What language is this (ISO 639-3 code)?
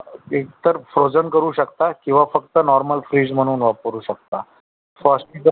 mar